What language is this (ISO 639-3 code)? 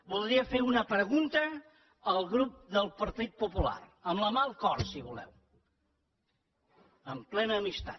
cat